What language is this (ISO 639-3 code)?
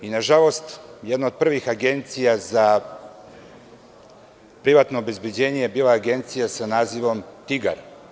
srp